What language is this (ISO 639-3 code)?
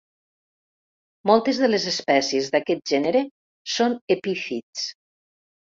cat